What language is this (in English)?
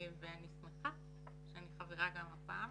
Hebrew